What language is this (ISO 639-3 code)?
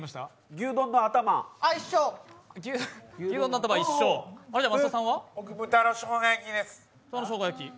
jpn